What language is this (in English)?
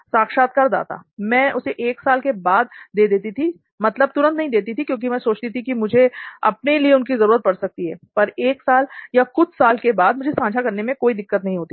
Hindi